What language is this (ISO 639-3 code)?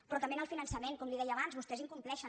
cat